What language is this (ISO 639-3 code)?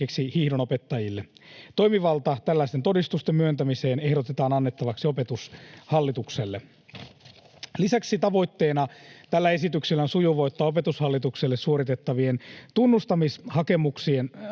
fin